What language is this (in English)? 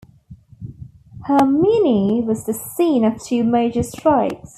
English